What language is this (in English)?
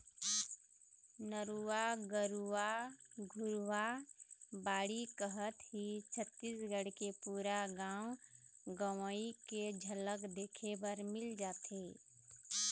Chhattisgarhi